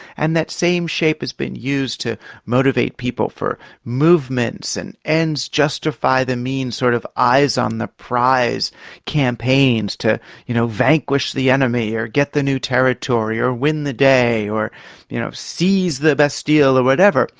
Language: English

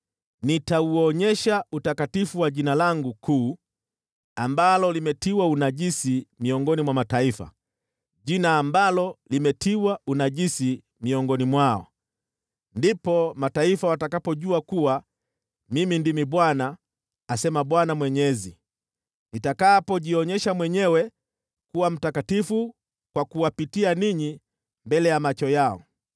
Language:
Swahili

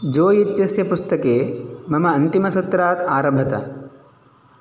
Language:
Sanskrit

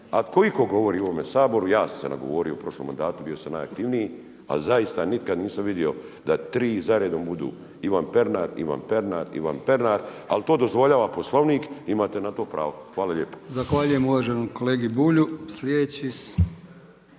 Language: Croatian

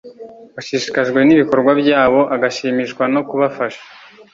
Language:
Kinyarwanda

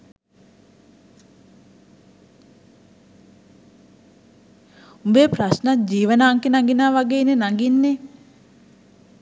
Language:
Sinhala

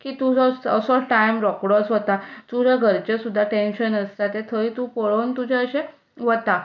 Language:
Konkani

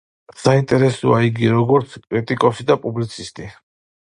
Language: Georgian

